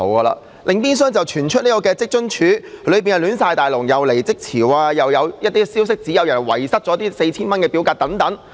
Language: Cantonese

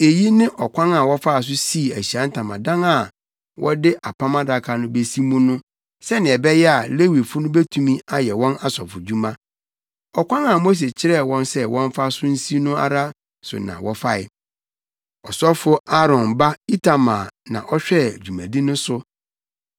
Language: Akan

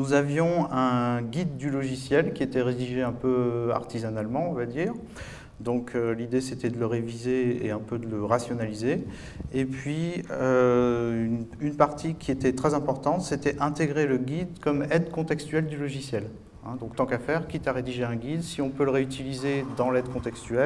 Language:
French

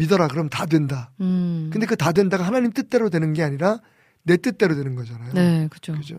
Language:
Korean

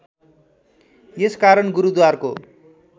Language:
Nepali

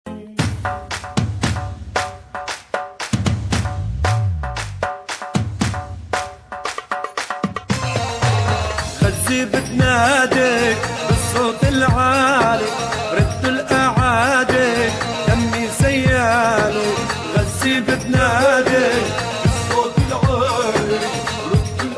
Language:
Arabic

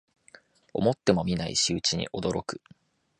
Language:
Japanese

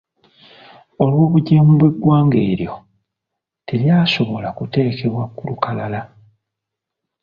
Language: Ganda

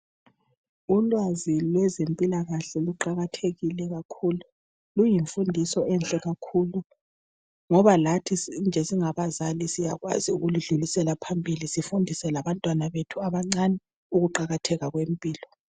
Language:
North Ndebele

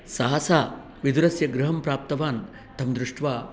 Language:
Sanskrit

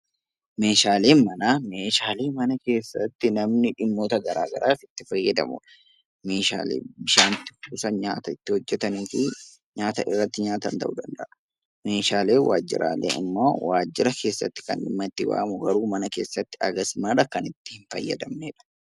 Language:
Oromo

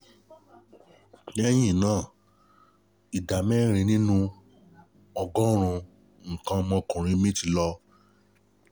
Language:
Yoruba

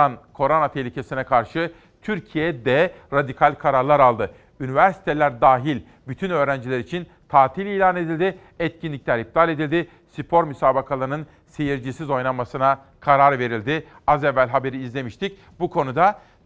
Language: Turkish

